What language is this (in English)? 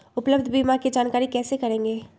Magahi